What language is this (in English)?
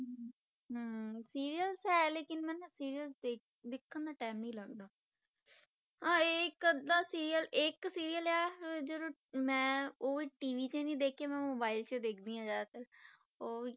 Punjabi